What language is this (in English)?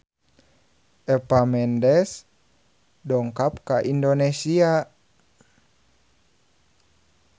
Sundanese